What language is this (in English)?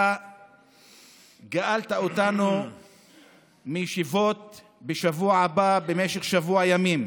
Hebrew